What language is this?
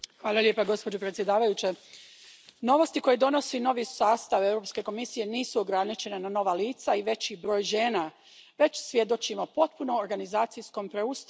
Croatian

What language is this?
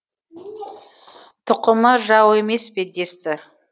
Kazakh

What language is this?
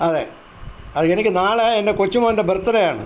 Malayalam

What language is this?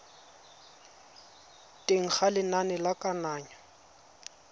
Tswana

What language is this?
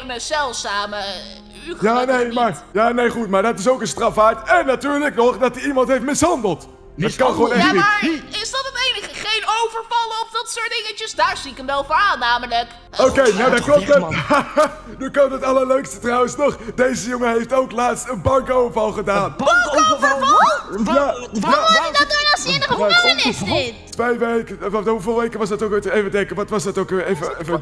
Dutch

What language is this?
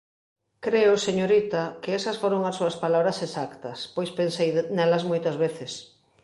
Galician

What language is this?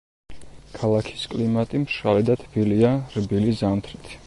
Georgian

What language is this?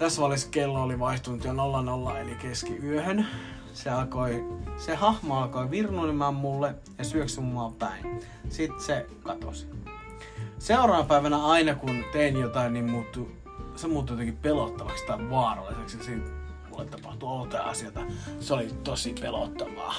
Finnish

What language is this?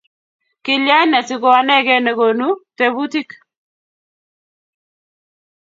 Kalenjin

